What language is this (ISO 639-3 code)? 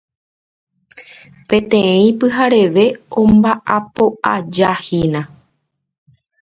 grn